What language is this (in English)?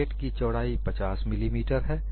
Hindi